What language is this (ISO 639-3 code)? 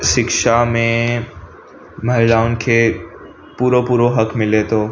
snd